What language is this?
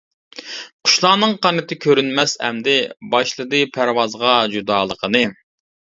Uyghur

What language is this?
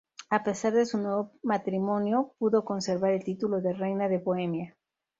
Spanish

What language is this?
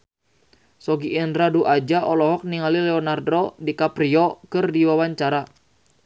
Sundanese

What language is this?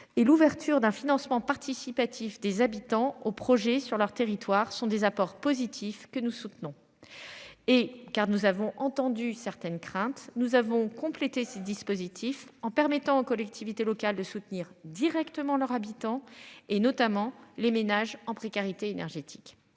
French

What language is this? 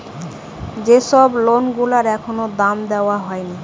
Bangla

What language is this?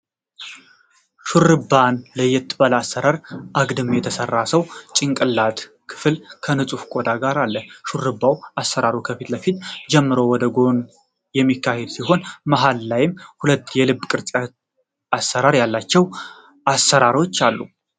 Amharic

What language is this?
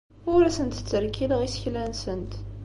Kabyle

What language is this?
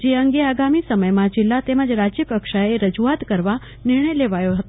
Gujarati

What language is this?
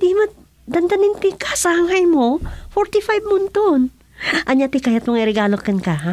Filipino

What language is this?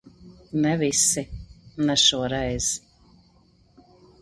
Latvian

